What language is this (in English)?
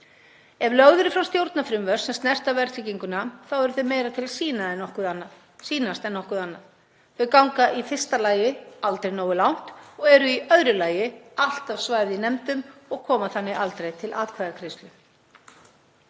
Icelandic